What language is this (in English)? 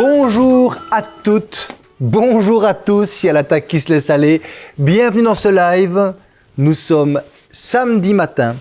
French